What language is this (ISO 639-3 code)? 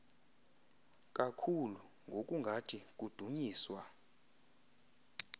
xho